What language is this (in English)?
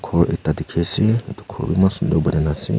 Naga Pidgin